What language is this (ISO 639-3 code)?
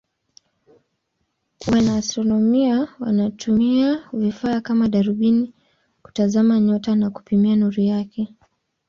swa